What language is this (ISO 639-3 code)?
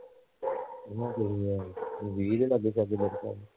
pan